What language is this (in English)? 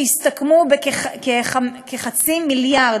Hebrew